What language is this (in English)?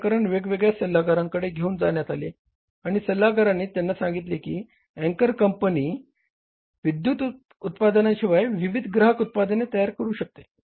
Marathi